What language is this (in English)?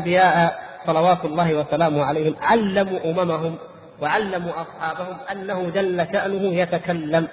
Arabic